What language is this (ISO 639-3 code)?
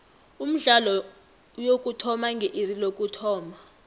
nbl